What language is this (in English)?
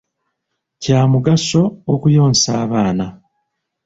Ganda